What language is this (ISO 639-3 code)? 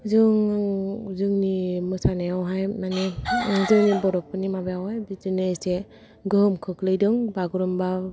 brx